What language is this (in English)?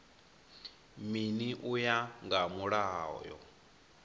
Venda